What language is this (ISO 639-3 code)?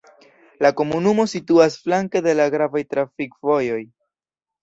epo